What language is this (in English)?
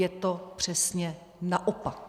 Czech